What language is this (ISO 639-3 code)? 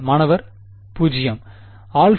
tam